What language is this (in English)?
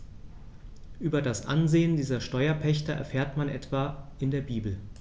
German